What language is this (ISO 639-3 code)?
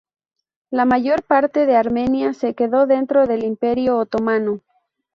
spa